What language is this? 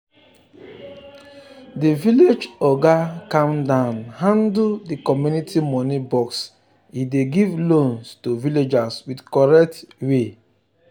Nigerian Pidgin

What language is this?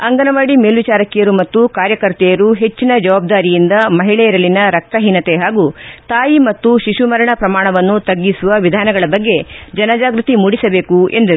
Kannada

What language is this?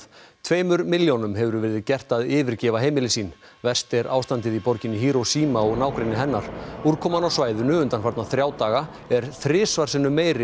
Icelandic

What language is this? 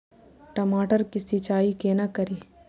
Maithili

